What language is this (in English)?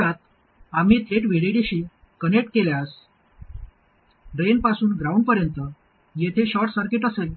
Marathi